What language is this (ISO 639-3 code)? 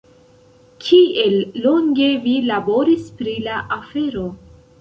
epo